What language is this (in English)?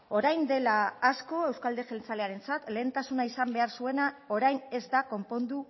Basque